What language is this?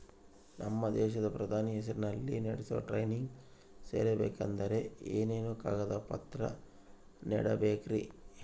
Kannada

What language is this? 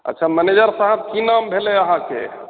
Maithili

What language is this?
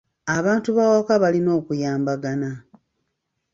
Ganda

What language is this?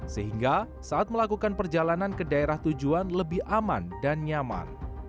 Indonesian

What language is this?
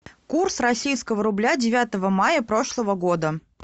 Russian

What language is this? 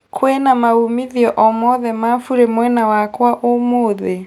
Kikuyu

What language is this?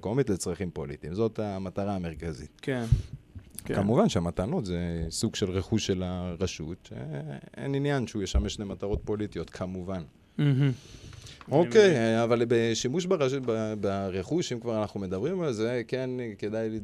Hebrew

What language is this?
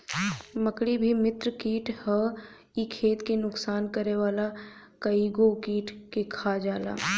Bhojpuri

